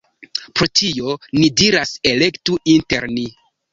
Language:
Esperanto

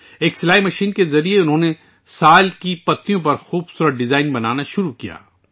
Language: Urdu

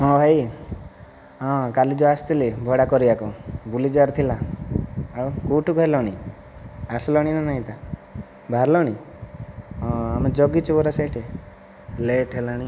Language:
Odia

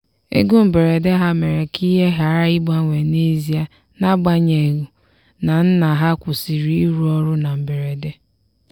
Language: Igbo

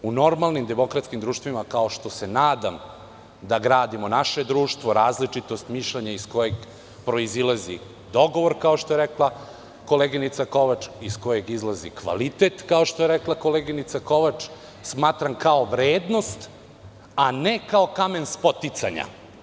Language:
Serbian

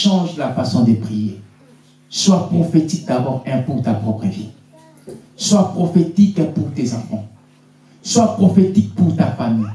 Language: French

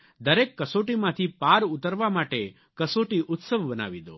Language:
Gujarati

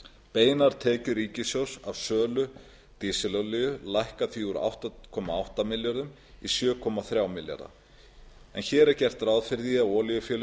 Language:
Icelandic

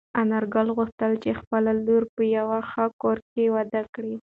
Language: Pashto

